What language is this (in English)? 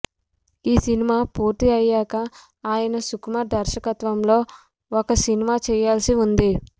Telugu